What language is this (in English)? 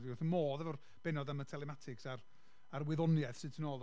Welsh